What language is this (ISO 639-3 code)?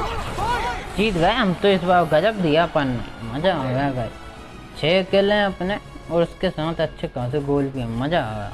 hin